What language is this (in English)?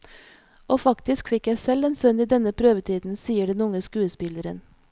Norwegian